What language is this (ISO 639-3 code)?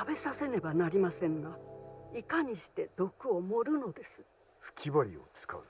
jpn